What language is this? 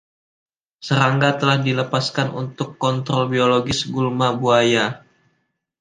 Indonesian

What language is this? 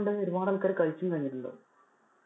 Malayalam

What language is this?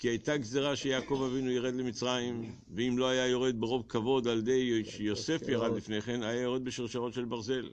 Hebrew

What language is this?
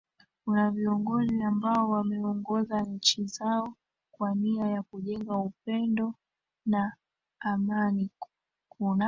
Swahili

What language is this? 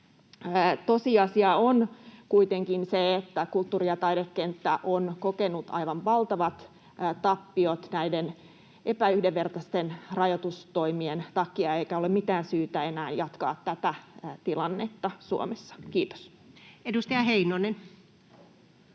Finnish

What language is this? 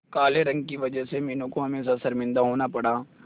Hindi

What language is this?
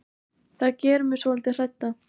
Icelandic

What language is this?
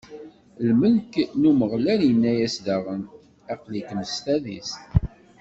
Kabyle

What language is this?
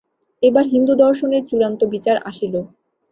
Bangla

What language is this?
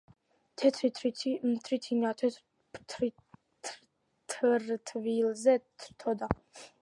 Georgian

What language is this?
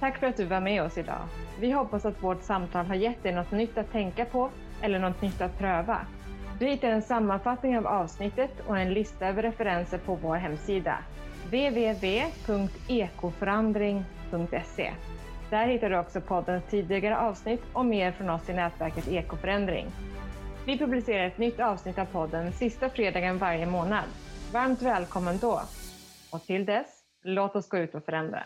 Swedish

